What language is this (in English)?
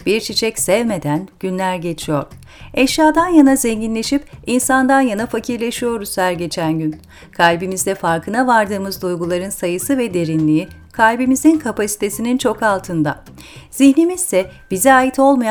Turkish